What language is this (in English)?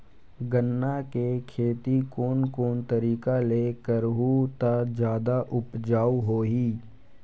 Chhattisgarhi